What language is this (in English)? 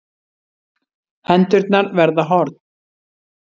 Icelandic